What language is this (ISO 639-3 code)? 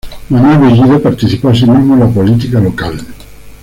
spa